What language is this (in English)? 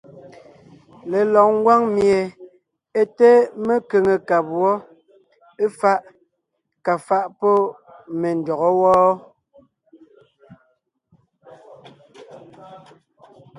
Ngiemboon